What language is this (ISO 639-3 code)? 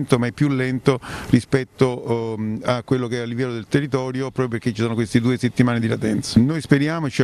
ita